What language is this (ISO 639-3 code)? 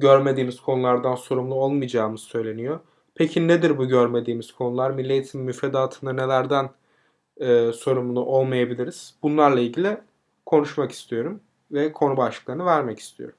tur